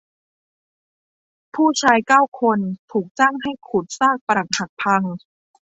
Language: Thai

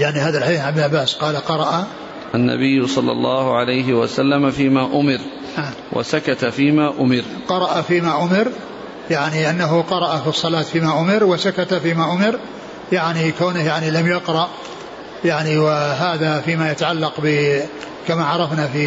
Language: Arabic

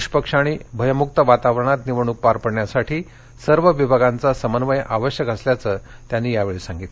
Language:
Marathi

